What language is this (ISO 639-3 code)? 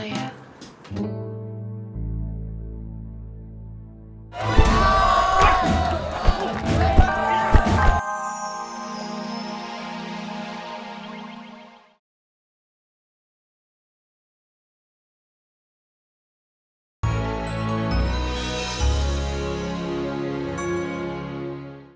ind